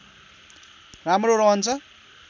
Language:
Nepali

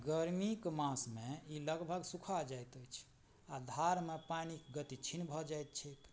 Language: Maithili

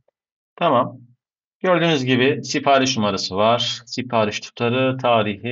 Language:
Turkish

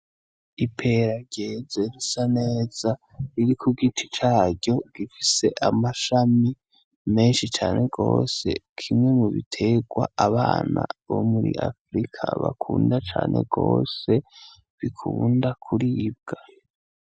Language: Rundi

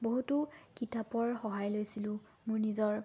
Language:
Assamese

